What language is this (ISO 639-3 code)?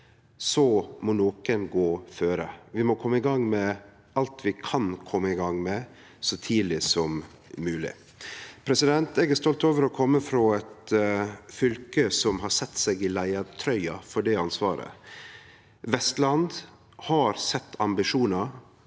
nor